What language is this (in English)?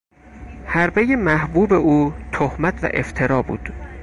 Persian